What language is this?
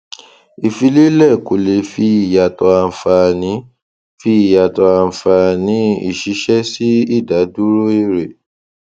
Yoruba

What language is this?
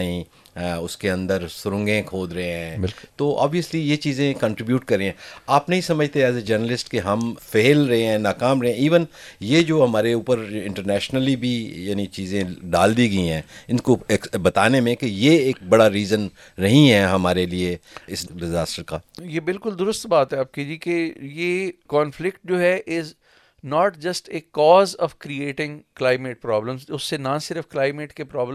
Urdu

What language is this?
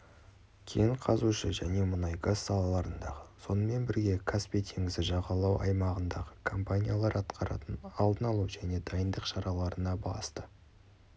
Kazakh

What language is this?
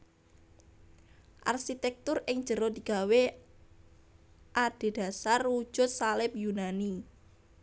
Javanese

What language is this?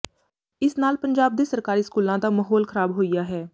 Punjabi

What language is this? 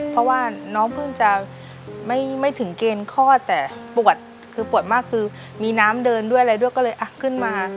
Thai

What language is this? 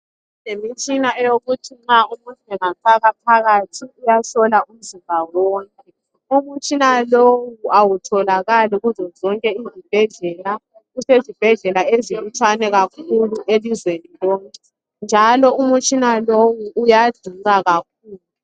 North Ndebele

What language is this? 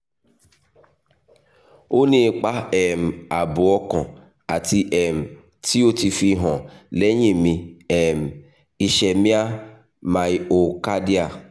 Yoruba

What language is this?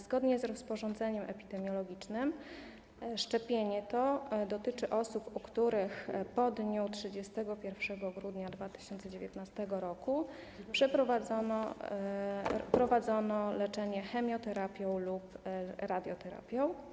Polish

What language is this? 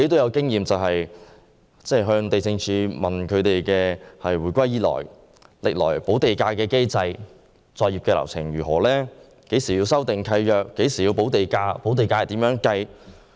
Cantonese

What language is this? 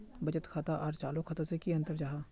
Magahi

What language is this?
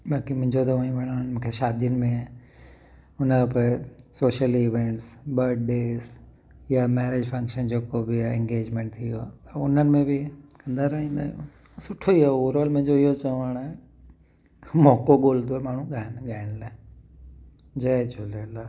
Sindhi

